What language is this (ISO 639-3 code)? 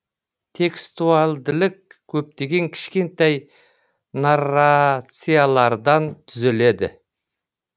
kaz